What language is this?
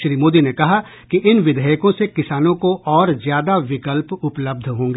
Hindi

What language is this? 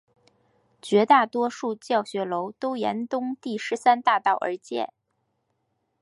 Chinese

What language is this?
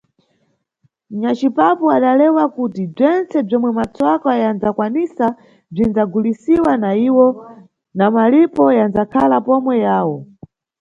Nyungwe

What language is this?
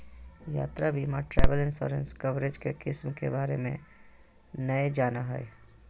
Magahi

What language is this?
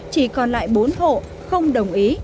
Vietnamese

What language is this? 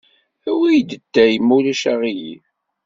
Kabyle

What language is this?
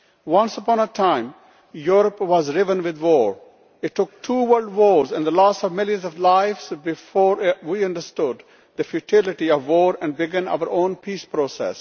English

